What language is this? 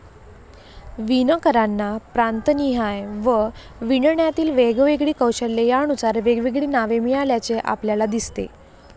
Marathi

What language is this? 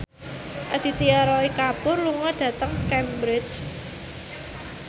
Javanese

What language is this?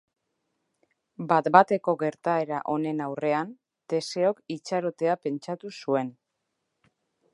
Basque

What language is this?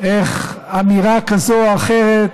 Hebrew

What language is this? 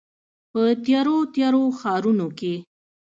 Pashto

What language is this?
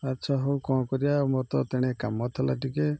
Odia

